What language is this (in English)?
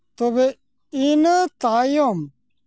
Santali